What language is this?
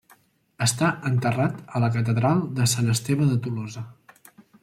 Catalan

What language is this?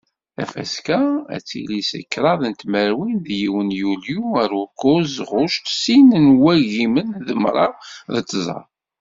Kabyle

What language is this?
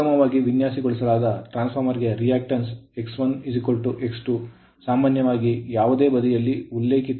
Kannada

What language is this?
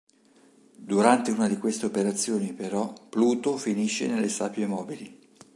Italian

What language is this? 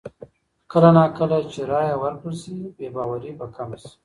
Pashto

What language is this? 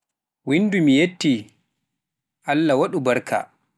Pular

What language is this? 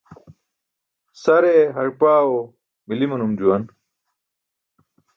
Burushaski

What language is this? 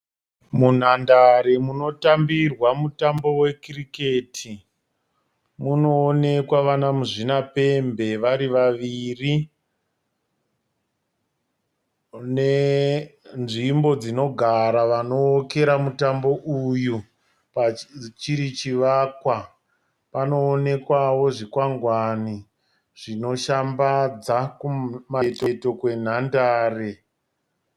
Shona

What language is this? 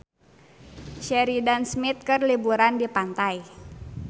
Sundanese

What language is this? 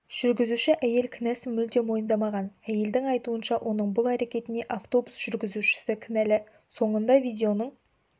Kazakh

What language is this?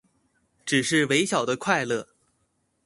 Chinese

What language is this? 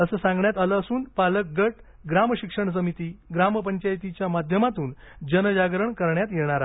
Marathi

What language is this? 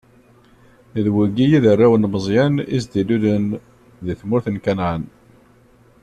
Kabyle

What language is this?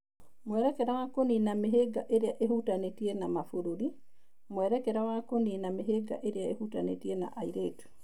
Kikuyu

